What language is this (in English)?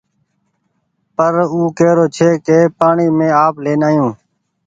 Goaria